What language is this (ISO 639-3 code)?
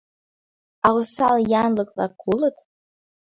chm